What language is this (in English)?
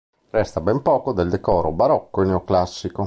Italian